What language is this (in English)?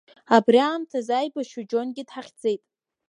Abkhazian